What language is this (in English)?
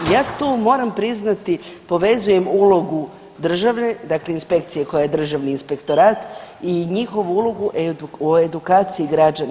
Croatian